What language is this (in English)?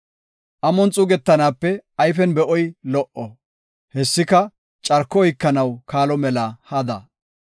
Gofa